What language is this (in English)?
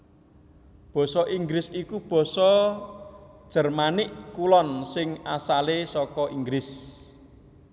Javanese